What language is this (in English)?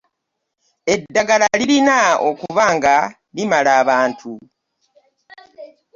Ganda